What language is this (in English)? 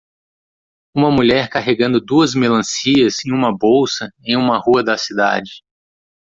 Portuguese